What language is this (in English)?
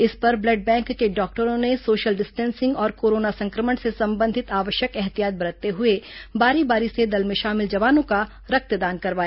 Hindi